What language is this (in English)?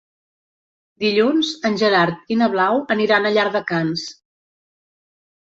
Catalan